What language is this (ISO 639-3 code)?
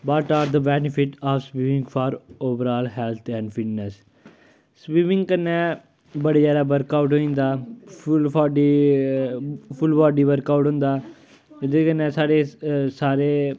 doi